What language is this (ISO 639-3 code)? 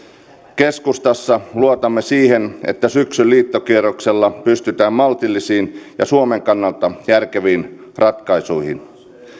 fin